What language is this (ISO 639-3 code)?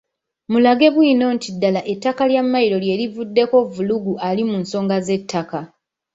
lug